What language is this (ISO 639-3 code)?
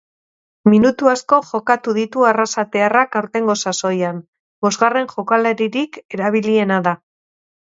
eus